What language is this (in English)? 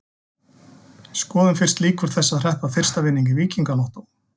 Icelandic